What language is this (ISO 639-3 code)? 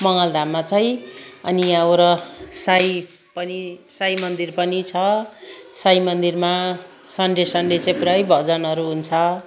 nep